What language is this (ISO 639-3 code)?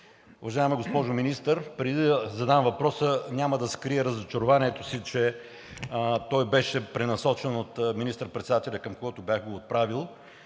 bul